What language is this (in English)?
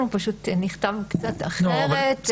Hebrew